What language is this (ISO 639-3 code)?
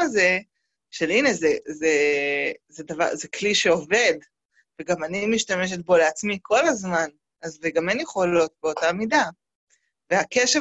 heb